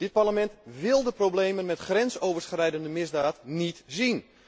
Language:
Dutch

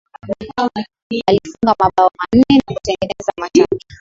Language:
Swahili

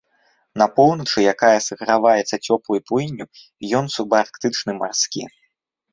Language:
Belarusian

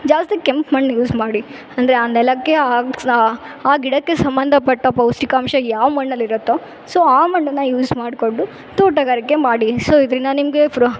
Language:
Kannada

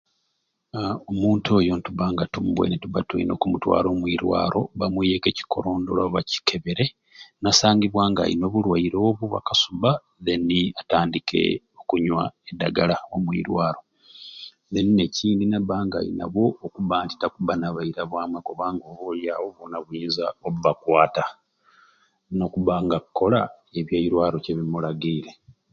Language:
Ruuli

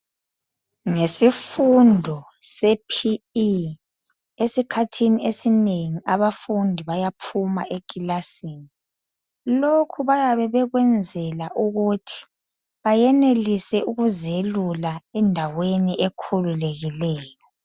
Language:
North Ndebele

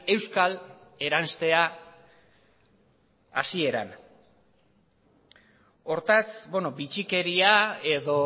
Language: Basque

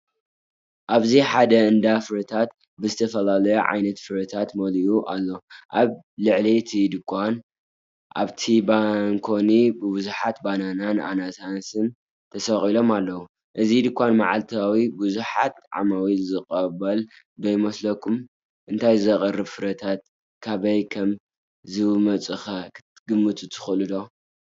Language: Tigrinya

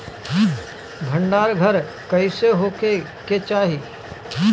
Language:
Bhojpuri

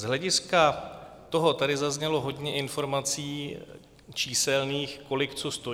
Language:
Czech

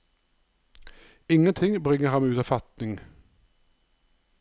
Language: Norwegian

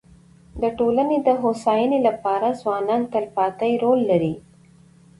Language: Pashto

